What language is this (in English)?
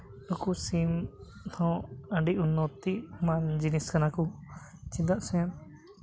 Santali